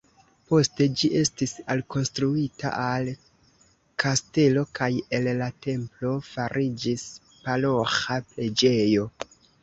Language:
Esperanto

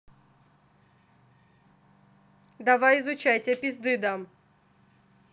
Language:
Russian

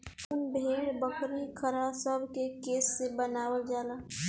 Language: Bhojpuri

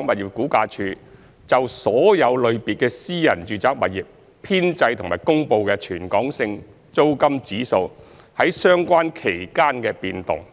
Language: Cantonese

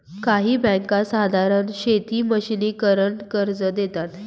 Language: Marathi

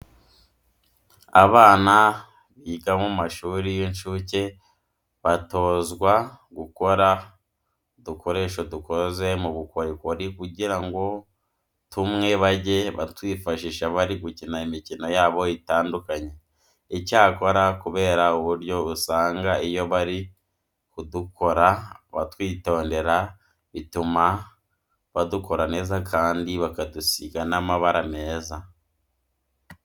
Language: Kinyarwanda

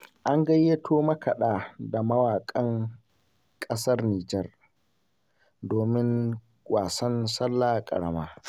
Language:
Hausa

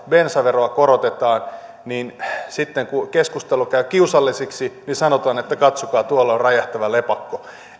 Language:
Finnish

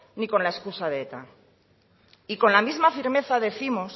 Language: Spanish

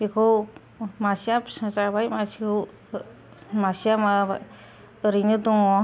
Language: Bodo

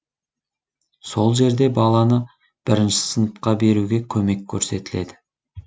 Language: Kazakh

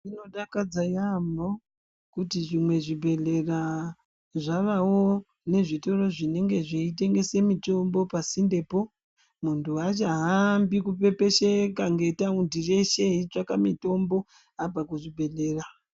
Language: Ndau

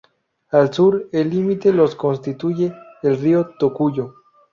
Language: Spanish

